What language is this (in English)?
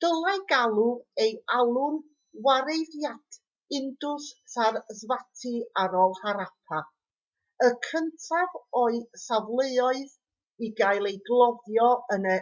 Welsh